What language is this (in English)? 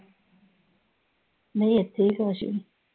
Punjabi